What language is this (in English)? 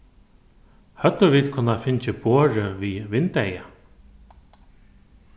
Faroese